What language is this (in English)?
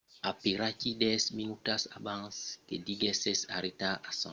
Occitan